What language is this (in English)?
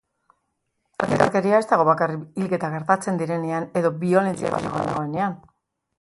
Basque